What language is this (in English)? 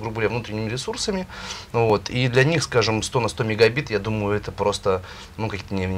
Russian